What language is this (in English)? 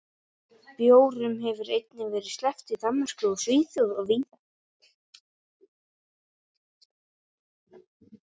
Icelandic